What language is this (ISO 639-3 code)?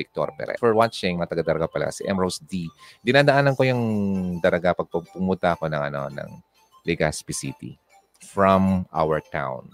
fil